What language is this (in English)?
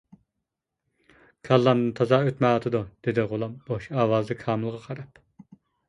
Uyghur